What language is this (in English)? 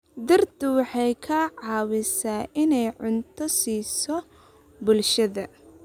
Somali